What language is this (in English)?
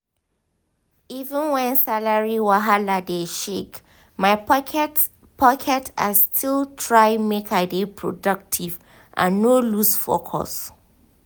Nigerian Pidgin